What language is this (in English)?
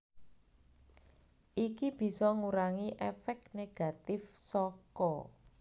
Javanese